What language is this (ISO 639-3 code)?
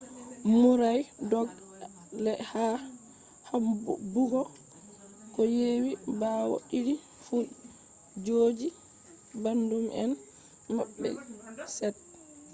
ful